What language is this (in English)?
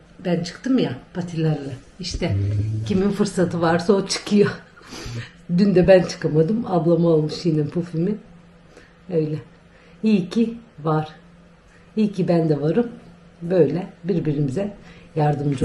Turkish